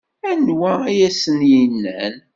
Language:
Kabyle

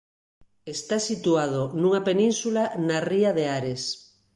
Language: Galician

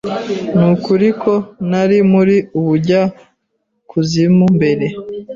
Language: Kinyarwanda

